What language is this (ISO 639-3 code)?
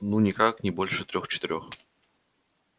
rus